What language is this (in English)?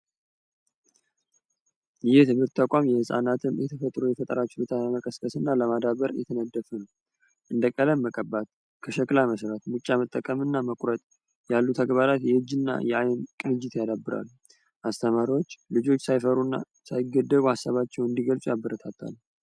Amharic